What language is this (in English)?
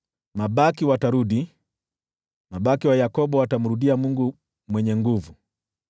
Swahili